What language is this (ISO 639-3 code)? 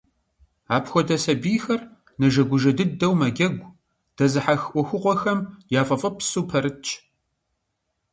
kbd